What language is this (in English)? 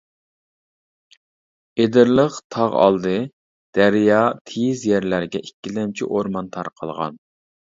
Uyghur